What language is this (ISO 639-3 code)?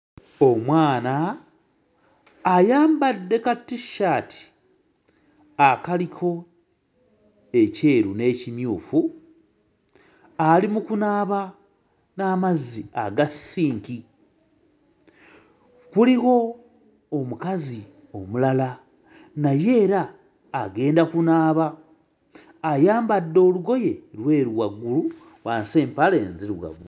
lug